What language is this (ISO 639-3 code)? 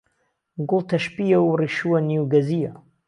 ckb